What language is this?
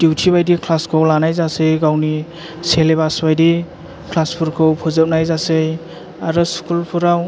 Bodo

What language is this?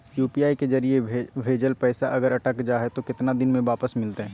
Magahi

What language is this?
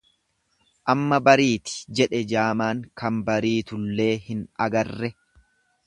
Oromo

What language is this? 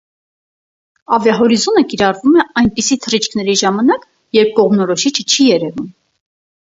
Armenian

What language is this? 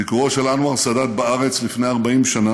Hebrew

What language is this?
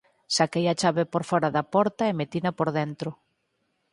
Galician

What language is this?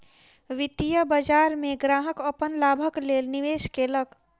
Maithili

